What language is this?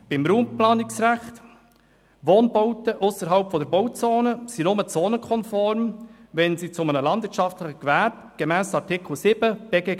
Swiss German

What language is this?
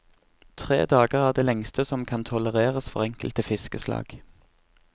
Norwegian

